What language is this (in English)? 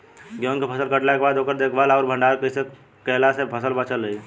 Bhojpuri